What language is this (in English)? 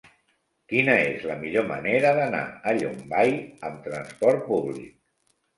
Catalan